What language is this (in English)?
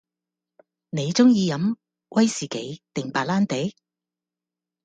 Cantonese